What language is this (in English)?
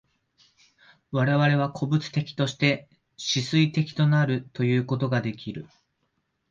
Japanese